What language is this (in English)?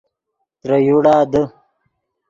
Yidgha